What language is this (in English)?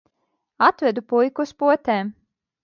Latvian